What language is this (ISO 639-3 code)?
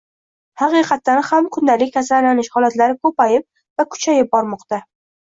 uzb